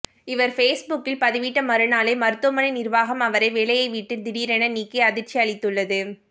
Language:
Tamil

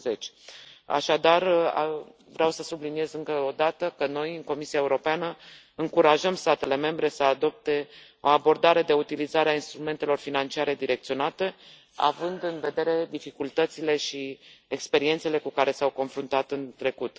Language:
Romanian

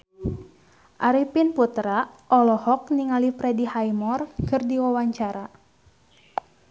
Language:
Sundanese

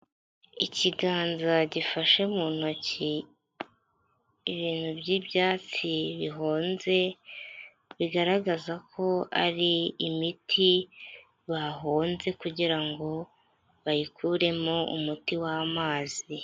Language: Kinyarwanda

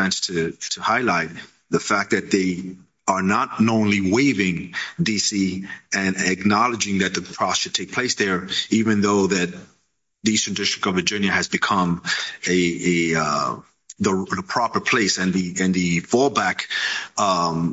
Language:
English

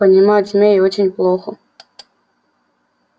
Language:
Russian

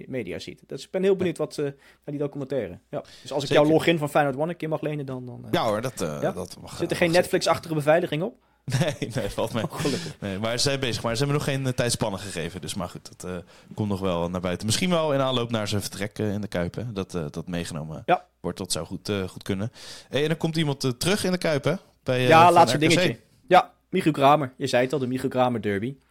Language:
Dutch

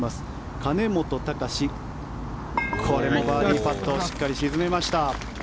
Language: Japanese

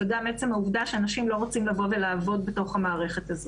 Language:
Hebrew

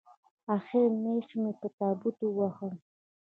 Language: Pashto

